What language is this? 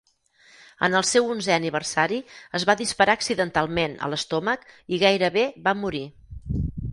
Catalan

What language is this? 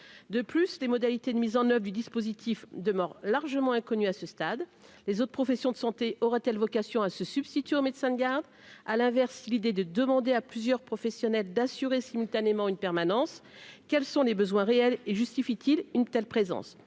French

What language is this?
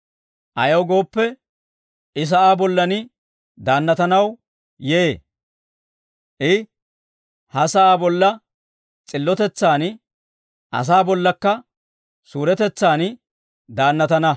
Dawro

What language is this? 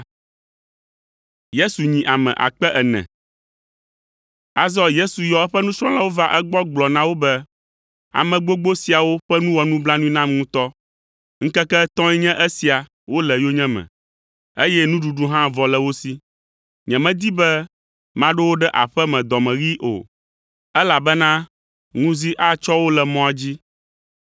Ewe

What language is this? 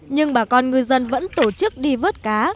Vietnamese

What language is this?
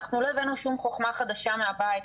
Hebrew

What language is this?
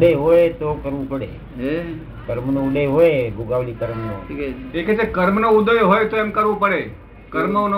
Gujarati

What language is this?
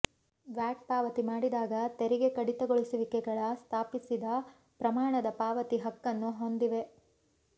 Kannada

